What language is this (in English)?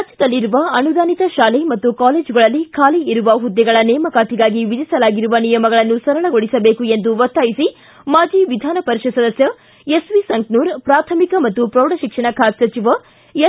Kannada